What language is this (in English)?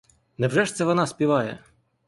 Ukrainian